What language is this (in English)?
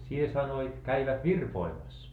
Finnish